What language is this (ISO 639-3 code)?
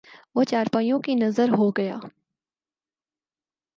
urd